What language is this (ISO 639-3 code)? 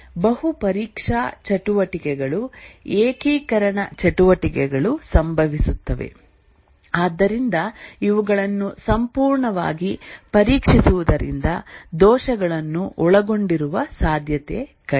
kan